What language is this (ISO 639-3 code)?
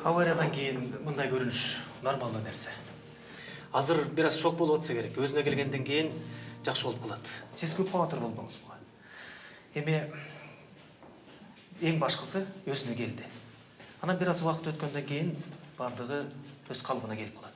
rus